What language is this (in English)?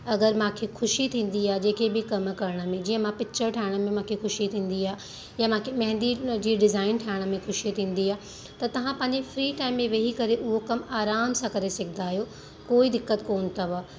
Sindhi